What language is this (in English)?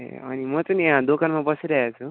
Nepali